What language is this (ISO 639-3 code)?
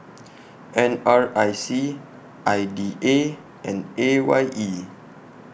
eng